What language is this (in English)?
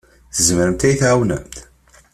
Kabyle